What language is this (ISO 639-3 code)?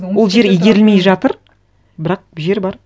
kaz